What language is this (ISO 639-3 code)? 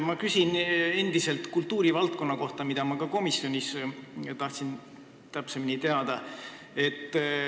est